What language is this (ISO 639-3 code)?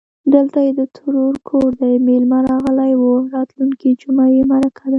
pus